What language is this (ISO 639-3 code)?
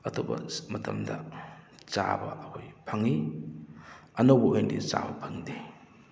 mni